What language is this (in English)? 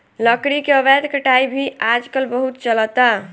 Bhojpuri